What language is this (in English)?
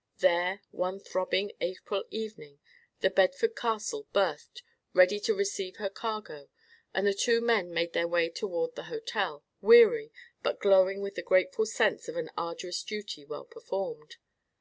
English